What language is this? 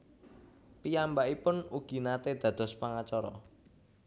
Javanese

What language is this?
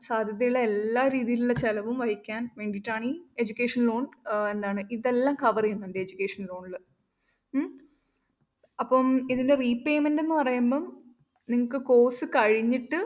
Malayalam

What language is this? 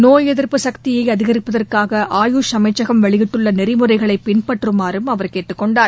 Tamil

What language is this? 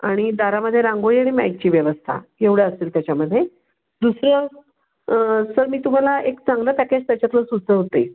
Marathi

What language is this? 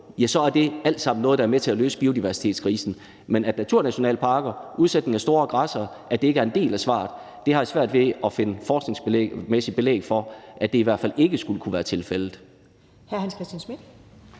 Danish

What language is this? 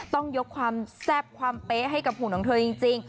Thai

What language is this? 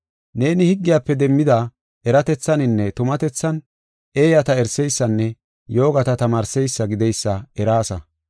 Gofa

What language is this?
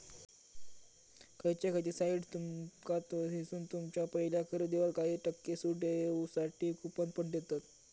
Marathi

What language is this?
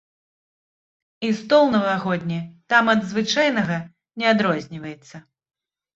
Belarusian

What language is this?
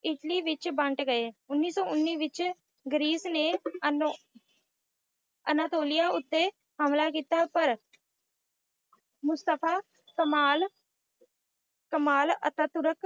Punjabi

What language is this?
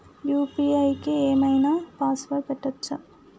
Telugu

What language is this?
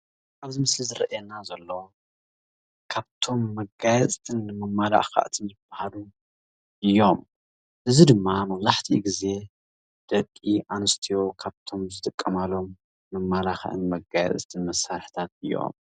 Tigrinya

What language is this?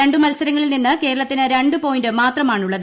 Malayalam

